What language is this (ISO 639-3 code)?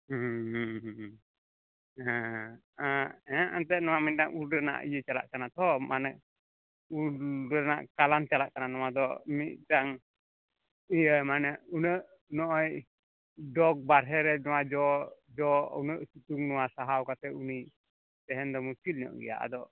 sat